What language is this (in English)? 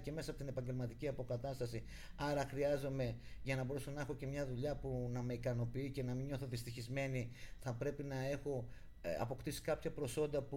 Greek